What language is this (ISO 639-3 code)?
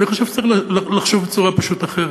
heb